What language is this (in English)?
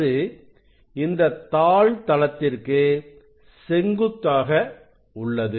Tamil